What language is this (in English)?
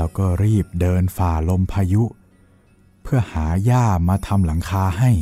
Thai